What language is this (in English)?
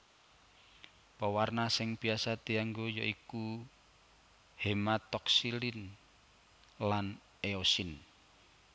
Javanese